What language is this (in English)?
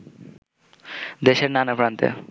Bangla